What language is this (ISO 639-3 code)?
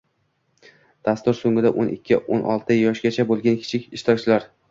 uzb